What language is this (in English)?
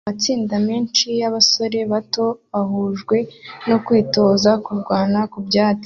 Kinyarwanda